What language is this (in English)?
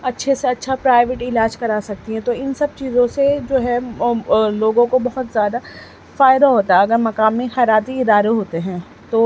Urdu